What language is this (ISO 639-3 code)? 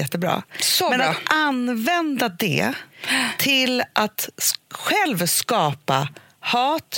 swe